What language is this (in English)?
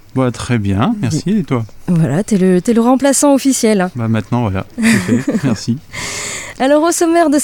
French